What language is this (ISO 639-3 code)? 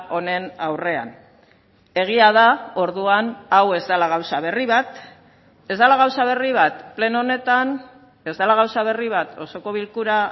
eus